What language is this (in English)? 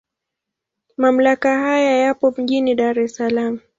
Swahili